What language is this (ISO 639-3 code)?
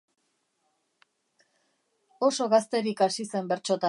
eus